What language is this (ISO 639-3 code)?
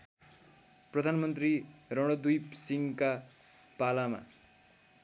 nep